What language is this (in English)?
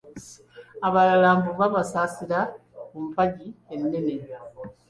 Ganda